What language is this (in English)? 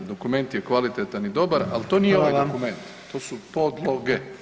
Croatian